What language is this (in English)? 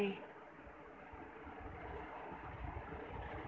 Bhojpuri